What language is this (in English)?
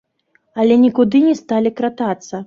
Belarusian